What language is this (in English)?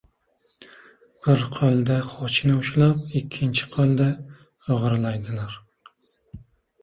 Uzbek